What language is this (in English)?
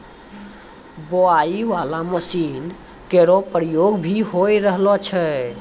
Maithili